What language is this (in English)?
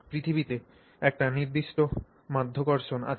Bangla